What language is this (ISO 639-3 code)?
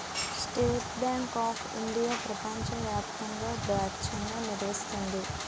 tel